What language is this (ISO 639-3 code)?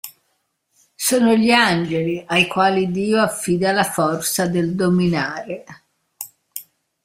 ita